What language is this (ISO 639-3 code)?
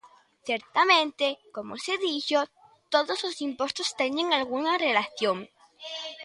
glg